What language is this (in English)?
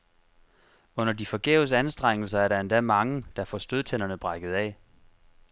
Danish